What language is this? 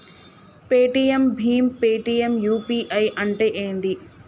Telugu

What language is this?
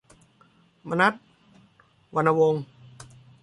Thai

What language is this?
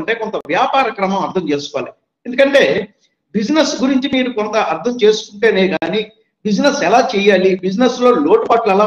Telugu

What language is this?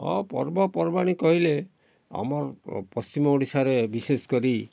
Odia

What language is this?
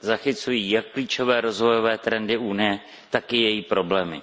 Czech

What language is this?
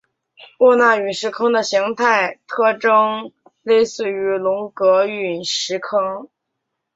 Chinese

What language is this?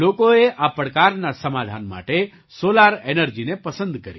Gujarati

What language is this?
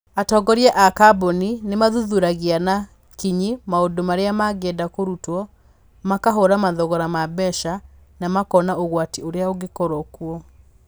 Kikuyu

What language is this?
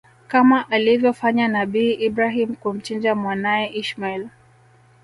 Swahili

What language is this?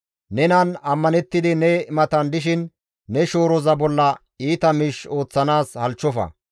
Gamo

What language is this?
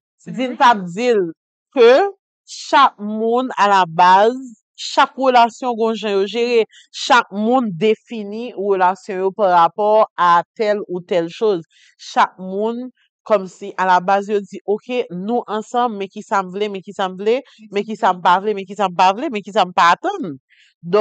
French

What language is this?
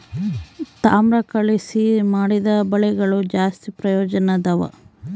Kannada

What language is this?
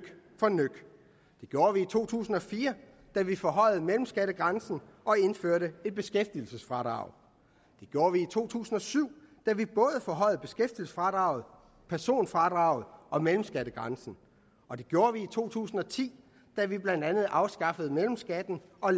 Danish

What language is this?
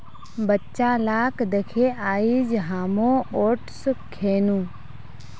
Magahi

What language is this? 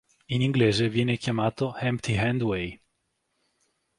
Italian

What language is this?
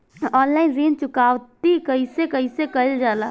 Bhojpuri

